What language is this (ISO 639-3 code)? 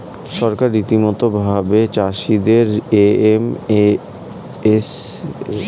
ben